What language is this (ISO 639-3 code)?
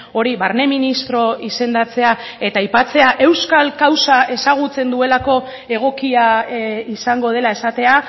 eus